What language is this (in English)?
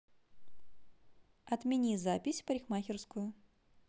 Russian